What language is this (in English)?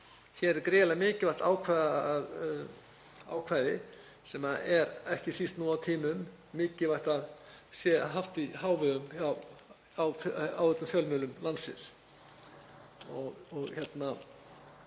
Icelandic